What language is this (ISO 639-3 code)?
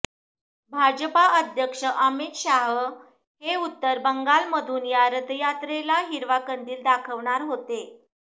mar